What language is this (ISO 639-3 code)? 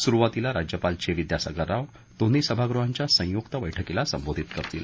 mar